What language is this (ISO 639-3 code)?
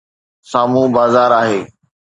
snd